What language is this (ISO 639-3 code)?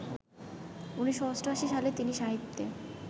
ben